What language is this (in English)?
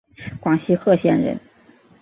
Chinese